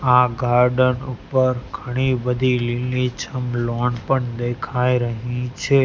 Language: Gujarati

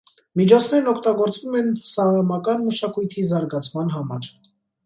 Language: Armenian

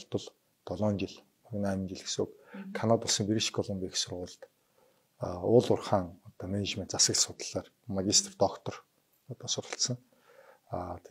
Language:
Korean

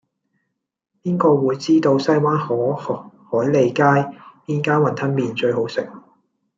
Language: Cantonese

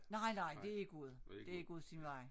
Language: Danish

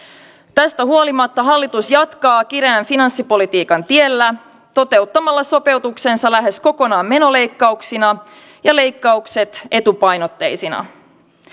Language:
Finnish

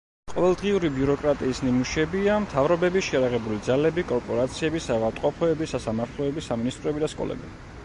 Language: Georgian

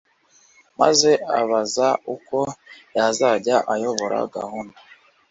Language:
Kinyarwanda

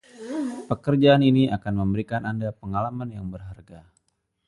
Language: Indonesian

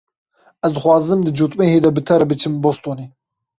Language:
Kurdish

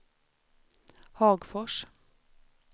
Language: Swedish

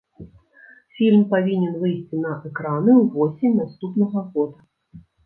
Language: Belarusian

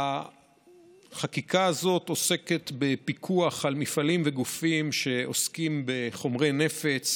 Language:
Hebrew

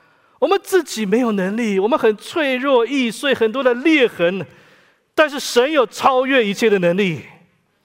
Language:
Chinese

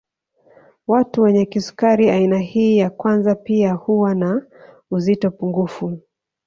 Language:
Swahili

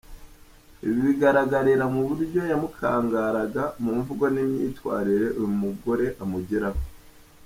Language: Kinyarwanda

